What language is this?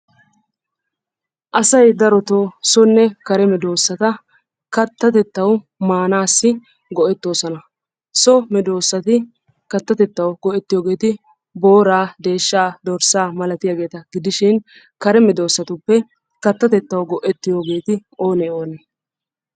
Wolaytta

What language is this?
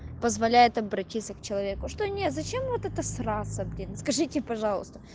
Russian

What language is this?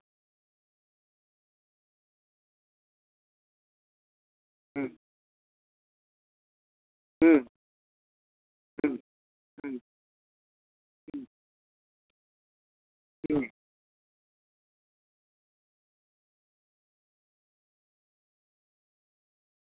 Santali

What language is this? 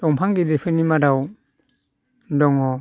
Bodo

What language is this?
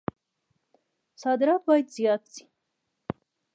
Pashto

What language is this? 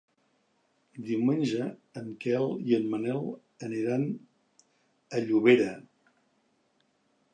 Catalan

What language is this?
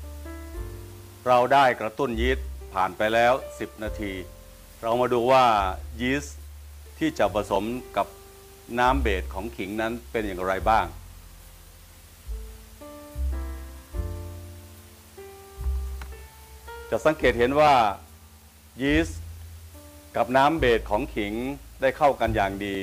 Thai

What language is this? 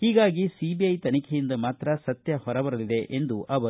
Kannada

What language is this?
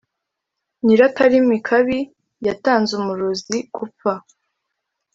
Kinyarwanda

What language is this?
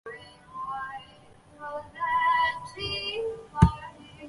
Chinese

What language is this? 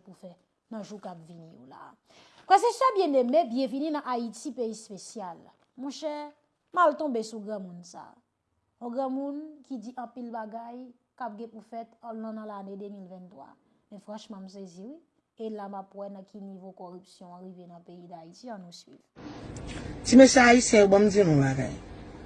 French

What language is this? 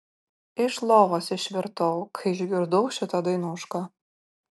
Lithuanian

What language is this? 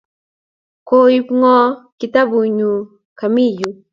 Kalenjin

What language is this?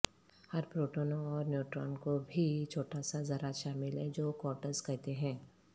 Urdu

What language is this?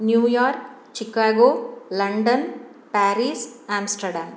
Sanskrit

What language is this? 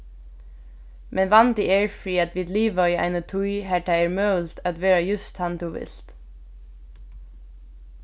Faroese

